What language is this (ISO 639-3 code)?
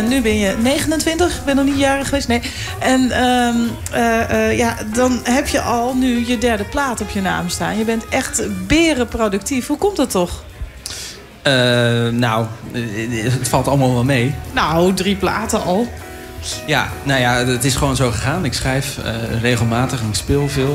nld